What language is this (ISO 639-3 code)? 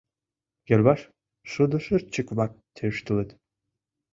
chm